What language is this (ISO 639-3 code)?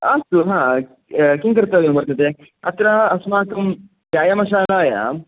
san